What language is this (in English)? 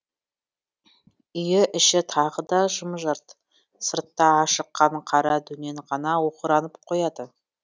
Kazakh